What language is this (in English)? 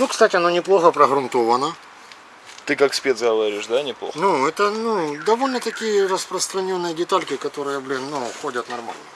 Russian